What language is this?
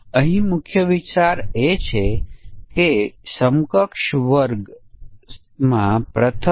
Gujarati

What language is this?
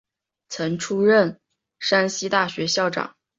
Chinese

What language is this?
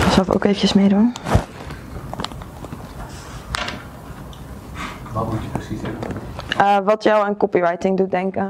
Dutch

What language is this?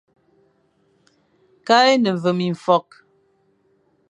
Fang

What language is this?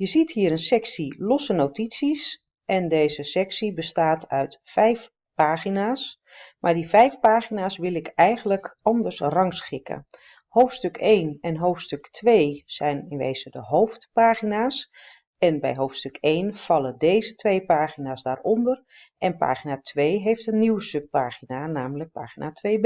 Dutch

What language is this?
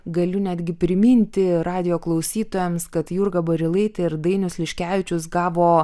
Lithuanian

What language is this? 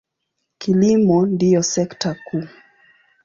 Swahili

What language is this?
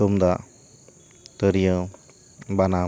Santali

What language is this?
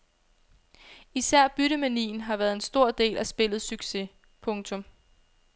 Danish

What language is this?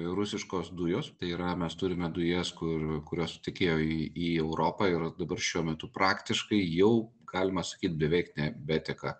Lithuanian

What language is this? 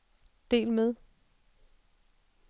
Danish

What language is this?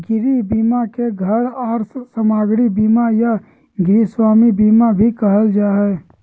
Magahi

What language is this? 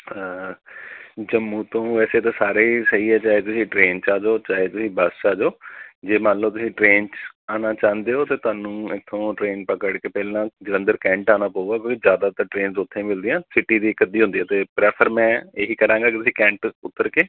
Punjabi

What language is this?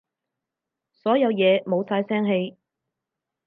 Cantonese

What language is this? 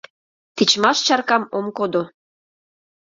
Mari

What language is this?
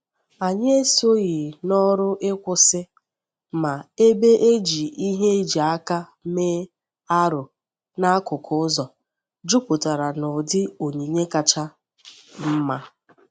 Igbo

